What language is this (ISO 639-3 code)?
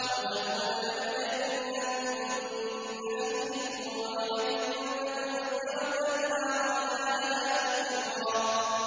ara